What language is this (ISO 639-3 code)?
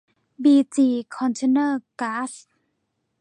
tha